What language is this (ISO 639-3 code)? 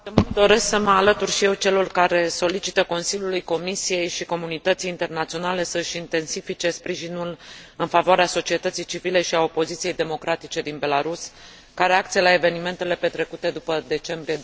ron